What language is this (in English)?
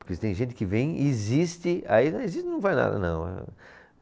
Portuguese